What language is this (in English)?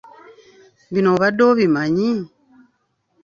Ganda